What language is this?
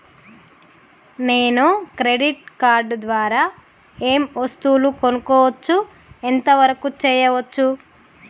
Telugu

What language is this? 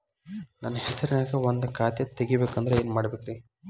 Kannada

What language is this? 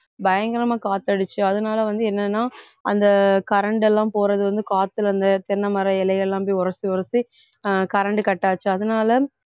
Tamil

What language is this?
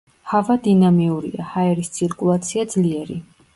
Georgian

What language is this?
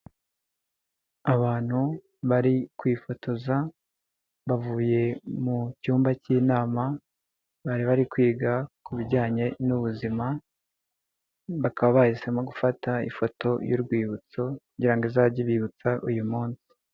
Kinyarwanda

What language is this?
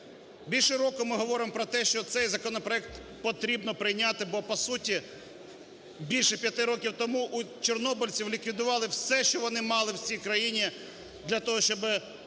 Ukrainian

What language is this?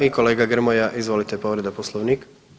Croatian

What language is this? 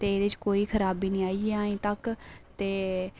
Dogri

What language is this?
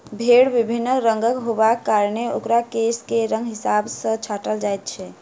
Maithili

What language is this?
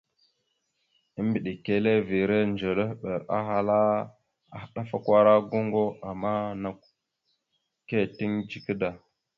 Mada (Cameroon)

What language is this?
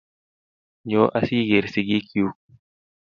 Kalenjin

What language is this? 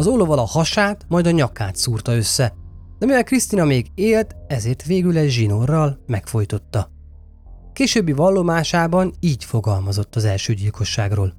Hungarian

